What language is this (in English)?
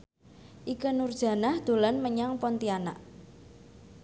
Javanese